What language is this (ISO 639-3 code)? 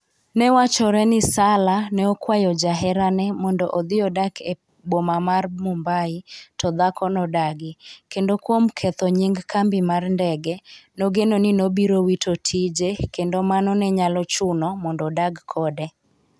luo